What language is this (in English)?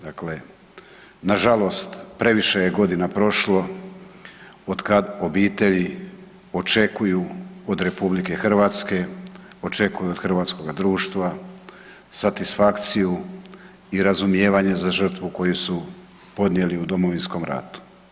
Croatian